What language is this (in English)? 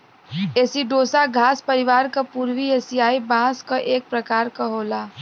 Bhojpuri